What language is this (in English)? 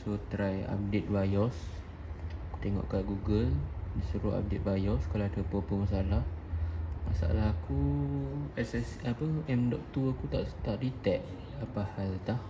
Malay